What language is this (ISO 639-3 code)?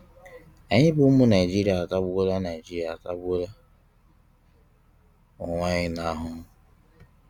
ibo